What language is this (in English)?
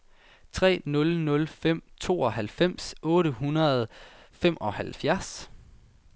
Danish